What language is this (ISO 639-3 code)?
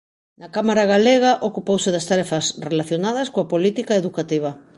glg